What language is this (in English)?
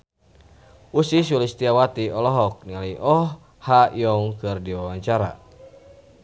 Sundanese